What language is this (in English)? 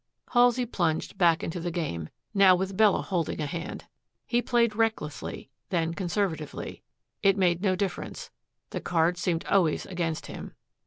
English